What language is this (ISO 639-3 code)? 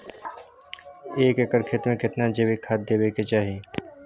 mai